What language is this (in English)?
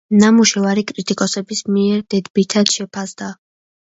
Georgian